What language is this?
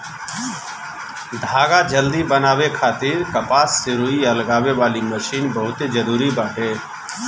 Bhojpuri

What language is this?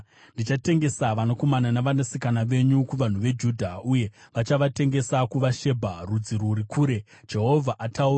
Shona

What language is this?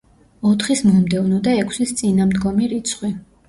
Georgian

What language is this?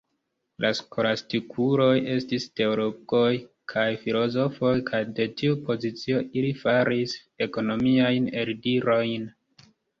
Esperanto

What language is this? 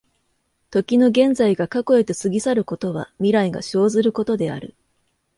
Japanese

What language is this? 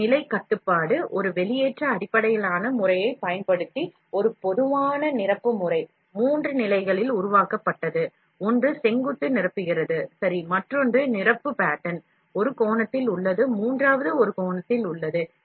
Tamil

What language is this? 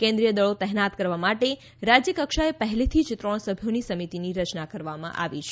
Gujarati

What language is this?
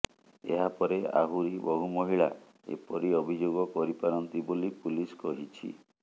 Odia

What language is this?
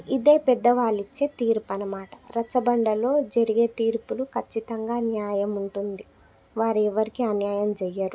Telugu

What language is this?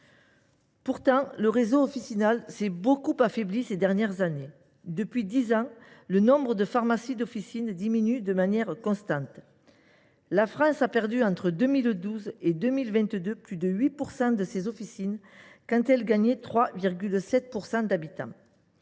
French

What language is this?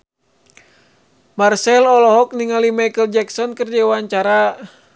Sundanese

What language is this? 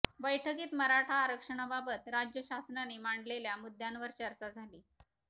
Marathi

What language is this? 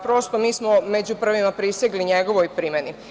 Serbian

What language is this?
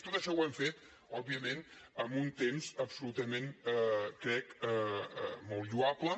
Catalan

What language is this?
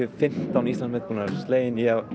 Icelandic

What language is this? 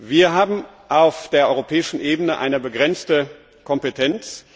German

